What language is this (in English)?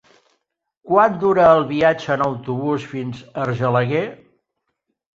Catalan